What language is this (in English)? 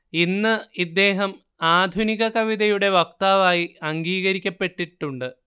Malayalam